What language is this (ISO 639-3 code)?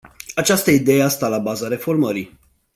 ron